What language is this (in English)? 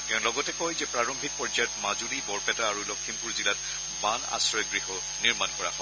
Assamese